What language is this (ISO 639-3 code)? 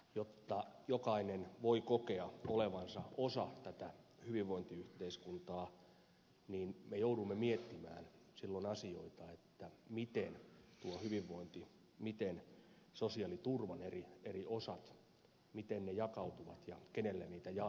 fin